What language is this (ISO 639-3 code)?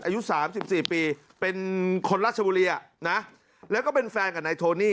tha